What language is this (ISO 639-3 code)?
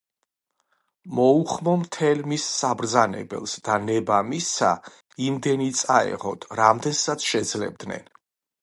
kat